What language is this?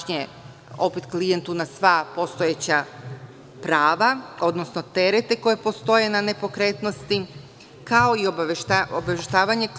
Serbian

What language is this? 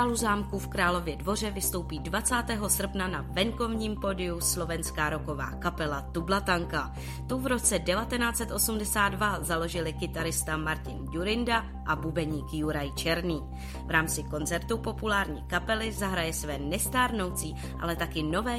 Czech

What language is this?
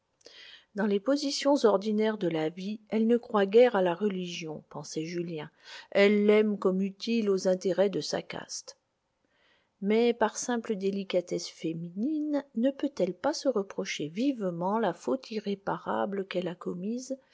French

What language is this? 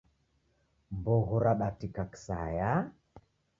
Taita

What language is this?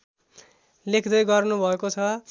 Nepali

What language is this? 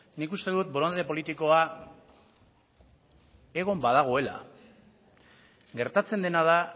Basque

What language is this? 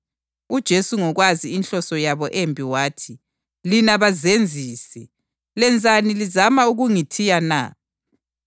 North Ndebele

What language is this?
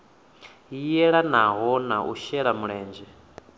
Venda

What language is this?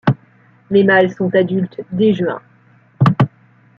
French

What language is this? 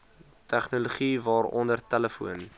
Afrikaans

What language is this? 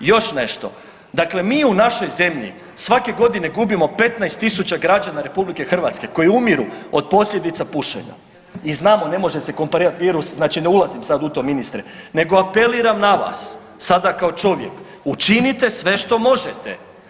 Croatian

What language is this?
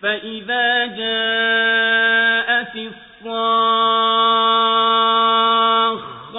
Arabic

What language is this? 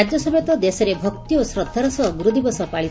Odia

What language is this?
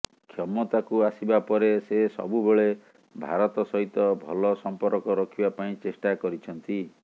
Odia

